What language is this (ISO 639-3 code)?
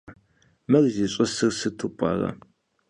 kbd